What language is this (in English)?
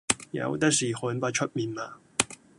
Cantonese